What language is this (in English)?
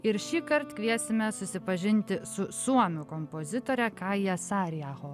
Lithuanian